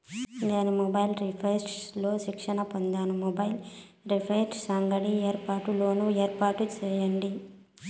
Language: Telugu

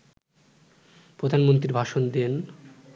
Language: Bangla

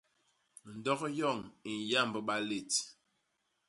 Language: Basaa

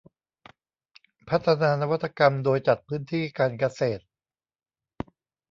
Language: Thai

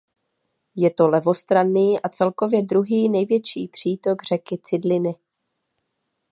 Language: Czech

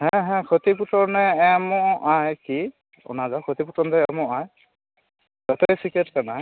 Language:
Santali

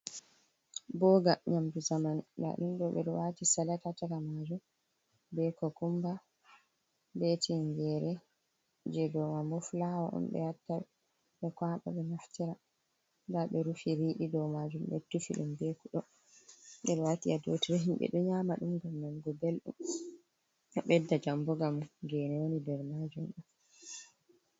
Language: Fula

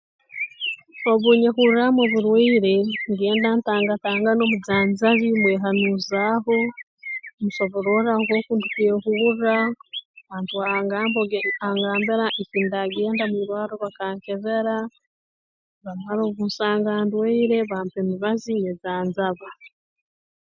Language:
Tooro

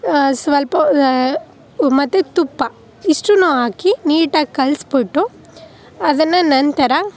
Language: Kannada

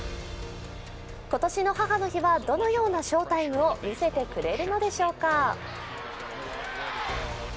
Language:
Japanese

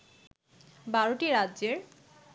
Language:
Bangla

